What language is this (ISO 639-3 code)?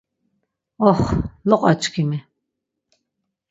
lzz